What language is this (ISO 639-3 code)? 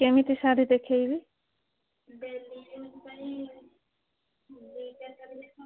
ori